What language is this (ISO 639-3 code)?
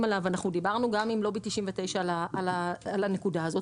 heb